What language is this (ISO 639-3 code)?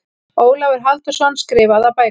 isl